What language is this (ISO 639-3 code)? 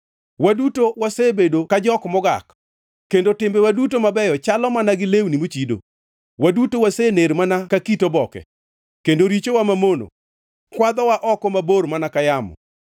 luo